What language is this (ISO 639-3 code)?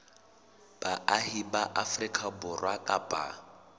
sot